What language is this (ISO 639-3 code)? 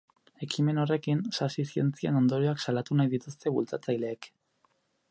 eus